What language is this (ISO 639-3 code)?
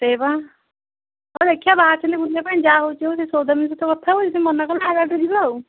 ori